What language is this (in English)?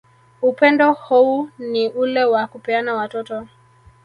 Swahili